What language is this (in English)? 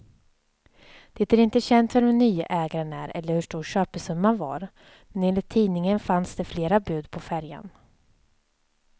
Swedish